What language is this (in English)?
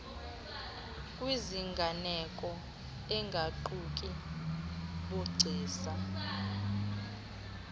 Xhosa